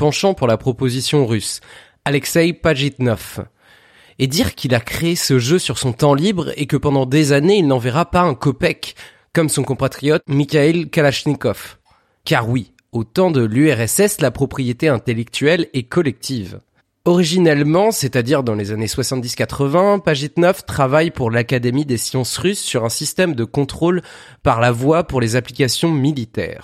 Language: French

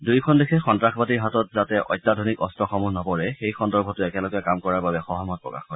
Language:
Assamese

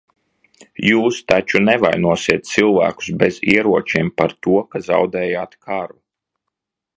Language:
Latvian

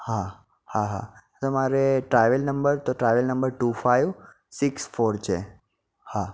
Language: Gujarati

